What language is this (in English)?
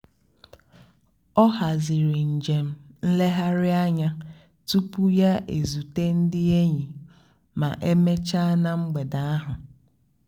Igbo